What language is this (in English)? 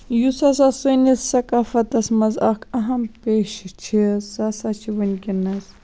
Kashmiri